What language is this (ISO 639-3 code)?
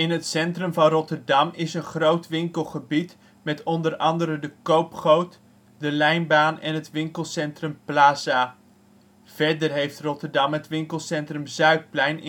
nld